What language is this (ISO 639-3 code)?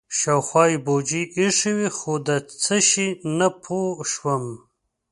pus